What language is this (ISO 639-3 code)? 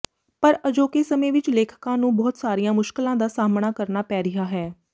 pan